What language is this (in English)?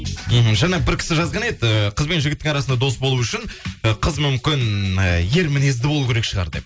Kazakh